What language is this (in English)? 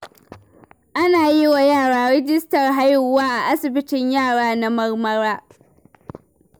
Hausa